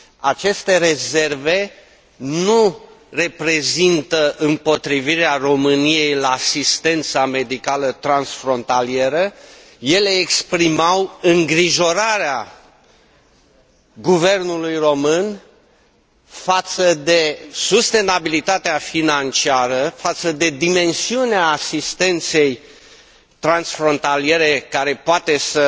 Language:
Romanian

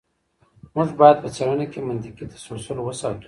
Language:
Pashto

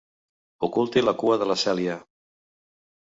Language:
Catalan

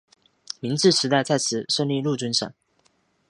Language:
Chinese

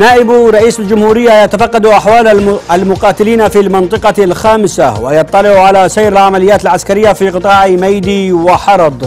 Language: Arabic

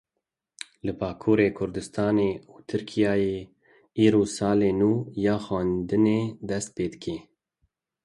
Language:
Kurdish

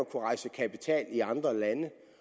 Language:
Danish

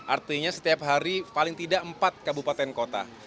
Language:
Indonesian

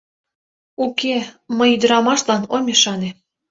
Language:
Mari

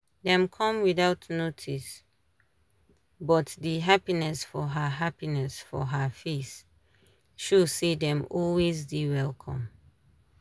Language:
Nigerian Pidgin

